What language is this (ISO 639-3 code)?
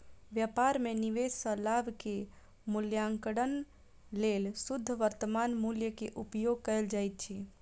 mai